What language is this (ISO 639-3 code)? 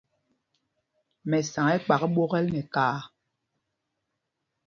mgg